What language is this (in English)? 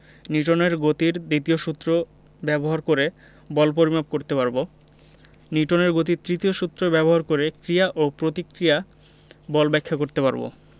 Bangla